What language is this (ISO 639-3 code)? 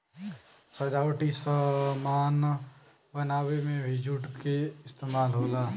bho